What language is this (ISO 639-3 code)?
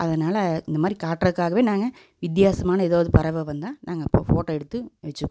tam